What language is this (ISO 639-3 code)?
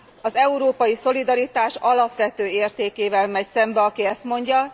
hun